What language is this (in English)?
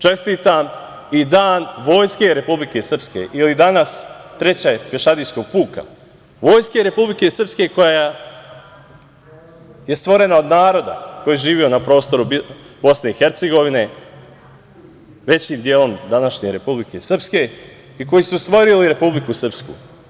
Serbian